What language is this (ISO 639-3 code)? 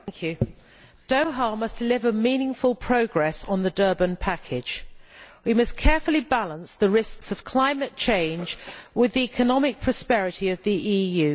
eng